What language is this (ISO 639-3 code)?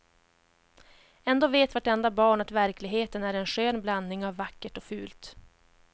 swe